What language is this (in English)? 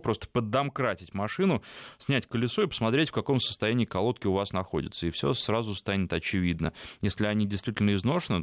Russian